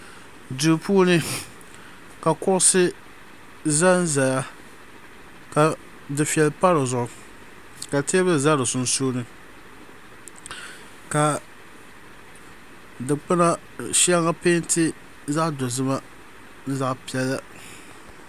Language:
Dagbani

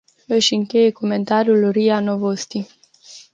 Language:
Romanian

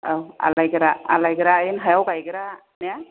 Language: Bodo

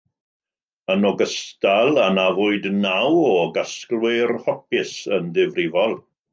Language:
Welsh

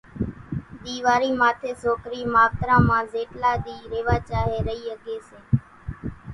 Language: Kachi Koli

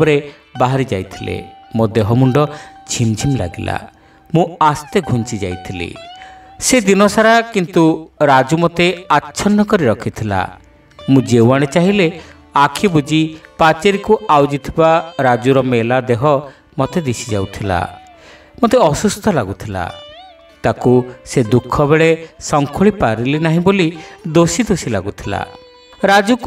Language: Bangla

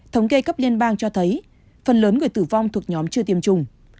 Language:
Vietnamese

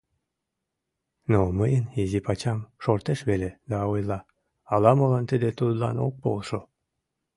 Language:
Mari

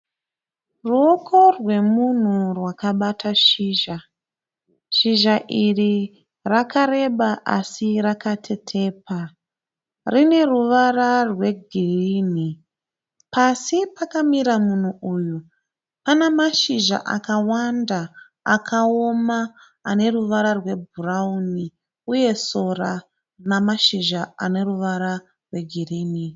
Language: Shona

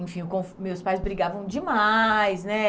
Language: Portuguese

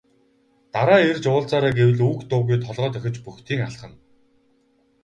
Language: Mongolian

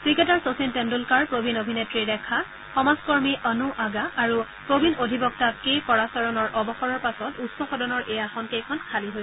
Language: Assamese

